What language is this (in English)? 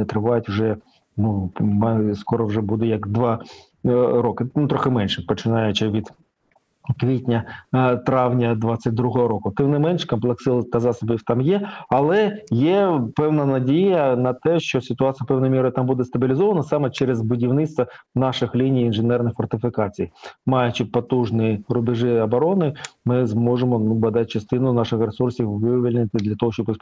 Ukrainian